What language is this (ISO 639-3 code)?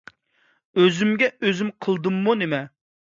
uig